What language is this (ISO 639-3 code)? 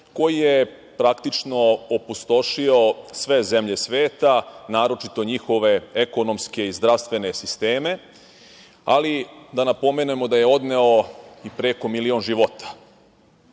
srp